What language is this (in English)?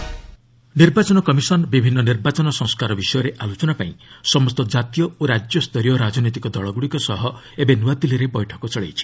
Odia